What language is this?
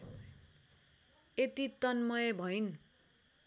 Nepali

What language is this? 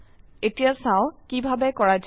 Assamese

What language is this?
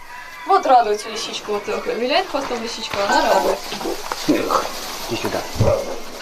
Russian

